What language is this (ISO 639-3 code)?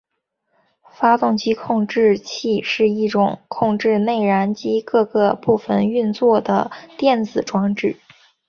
zho